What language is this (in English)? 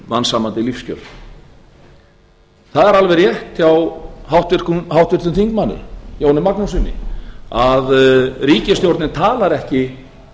Icelandic